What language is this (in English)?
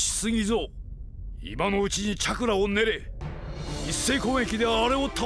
Japanese